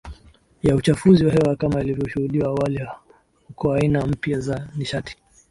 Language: Swahili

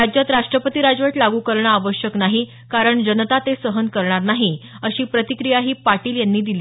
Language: Marathi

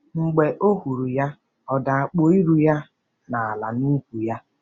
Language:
Igbo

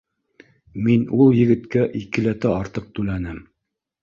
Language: Bashkir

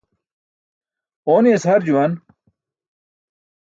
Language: Burushaski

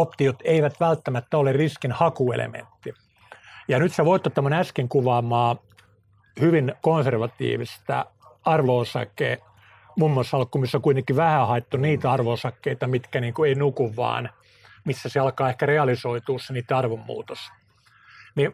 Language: Finnish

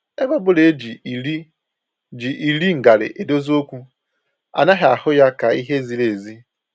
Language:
Igbo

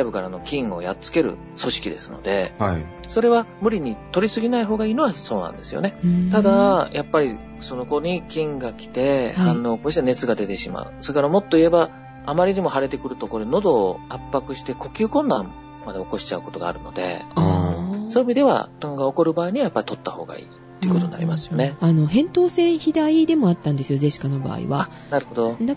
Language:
Japanese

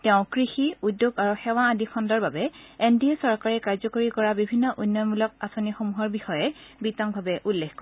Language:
Assamese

